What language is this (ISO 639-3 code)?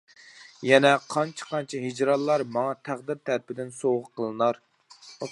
uig